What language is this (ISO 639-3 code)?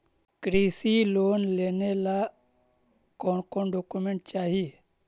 mag